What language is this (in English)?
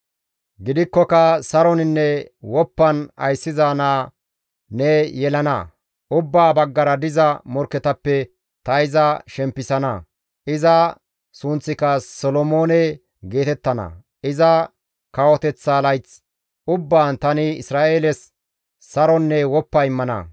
Gamo